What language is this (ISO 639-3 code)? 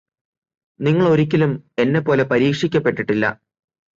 mal